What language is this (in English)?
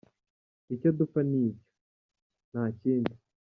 Kinyarwanda